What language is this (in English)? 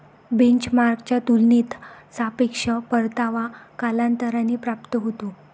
Marathi